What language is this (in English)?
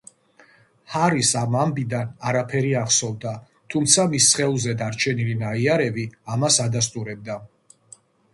Georgian